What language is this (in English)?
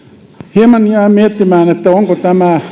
Finnish